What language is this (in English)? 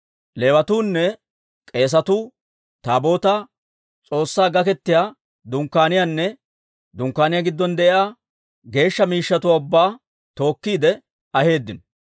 Dawro